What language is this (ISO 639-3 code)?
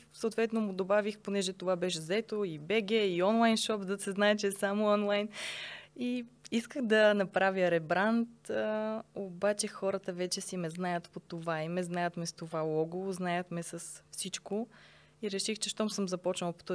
bul